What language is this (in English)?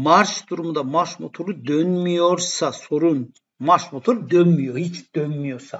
Turkish